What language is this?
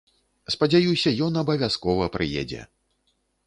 Belarusian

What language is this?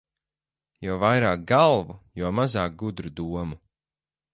Latvian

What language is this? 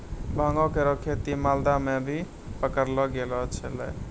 Maithili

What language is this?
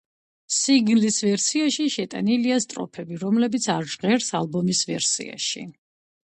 Georgian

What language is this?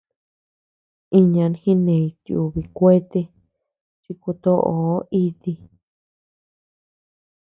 Tepeuxila Cuicatec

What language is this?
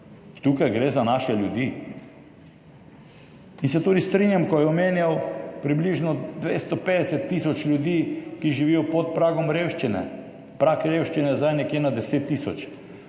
Slovenian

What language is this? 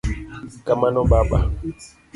Luo (Kenya and Tanzania)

